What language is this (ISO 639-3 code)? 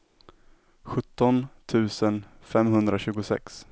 swe